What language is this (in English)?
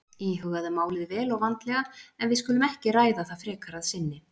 Icelandic